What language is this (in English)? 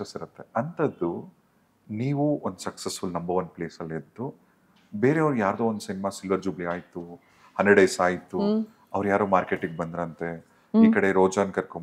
Kannada